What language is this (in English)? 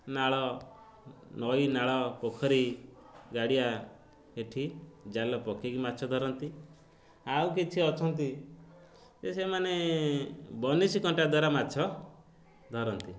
Odia